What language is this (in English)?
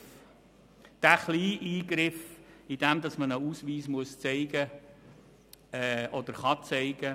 Swiss German